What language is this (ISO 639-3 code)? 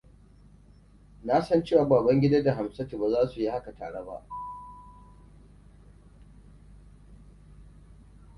hau